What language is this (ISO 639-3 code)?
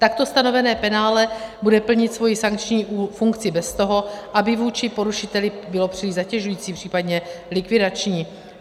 ces